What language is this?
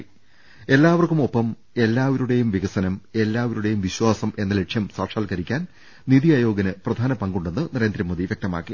Malayalam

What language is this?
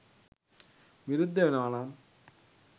Sinhala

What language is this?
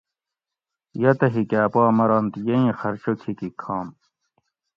Gawri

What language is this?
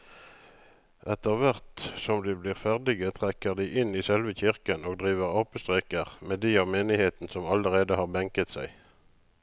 Norwegian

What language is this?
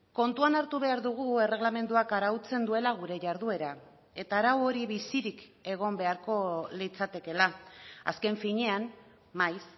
Basque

